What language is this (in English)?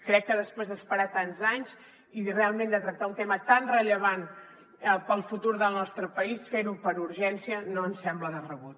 Catalan